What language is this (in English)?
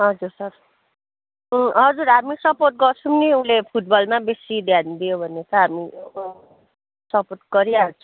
Nepali